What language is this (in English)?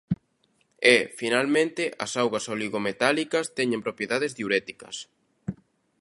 Galician